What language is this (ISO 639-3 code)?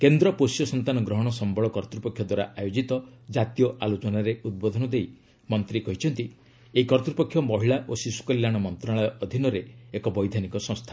ori